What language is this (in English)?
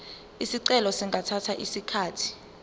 Zulu